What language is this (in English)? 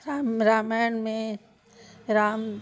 Sindhi